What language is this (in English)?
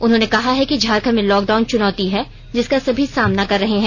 Hindi